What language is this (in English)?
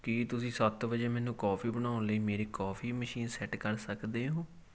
Punjabi